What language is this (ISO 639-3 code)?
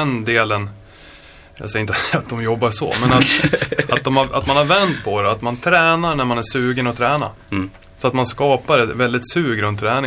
swe